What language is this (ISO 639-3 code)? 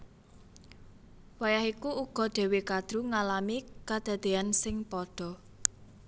jav